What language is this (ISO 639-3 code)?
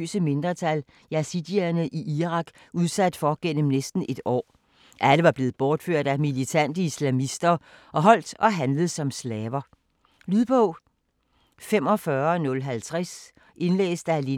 dan